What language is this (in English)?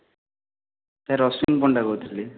Odia